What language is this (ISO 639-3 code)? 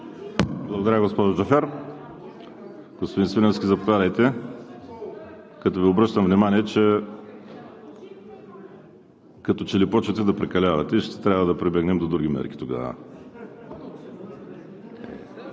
bul